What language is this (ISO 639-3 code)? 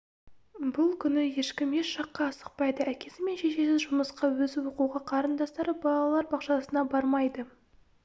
kaz